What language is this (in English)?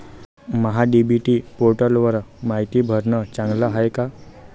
Marathi